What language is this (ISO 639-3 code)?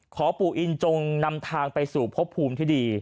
tha